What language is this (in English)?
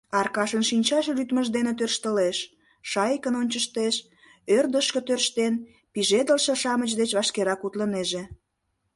Mari